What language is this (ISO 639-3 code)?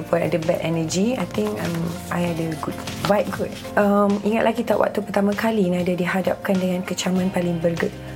msa